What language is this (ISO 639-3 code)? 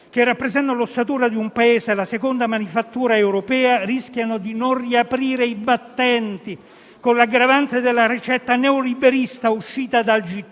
ita